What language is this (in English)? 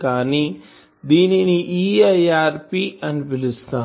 Telugu